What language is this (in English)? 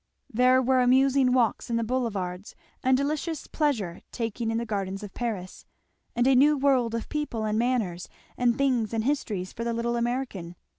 English